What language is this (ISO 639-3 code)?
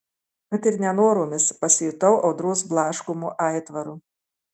lit